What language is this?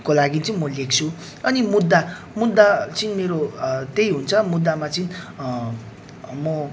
Nepali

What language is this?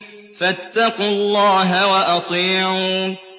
Arabic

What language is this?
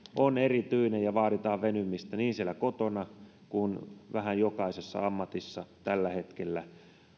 Finnish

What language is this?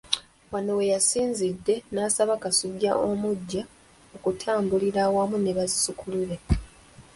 Ganda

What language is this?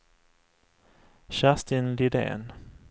Swedish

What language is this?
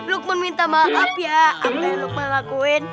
Indonesian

